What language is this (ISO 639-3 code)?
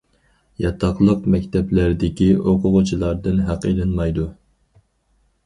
uig